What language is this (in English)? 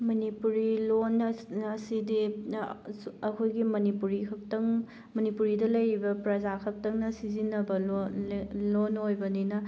Manipuri